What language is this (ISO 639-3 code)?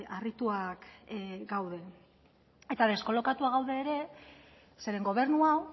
eus